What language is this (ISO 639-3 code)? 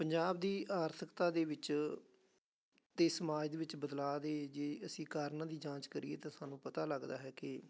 pan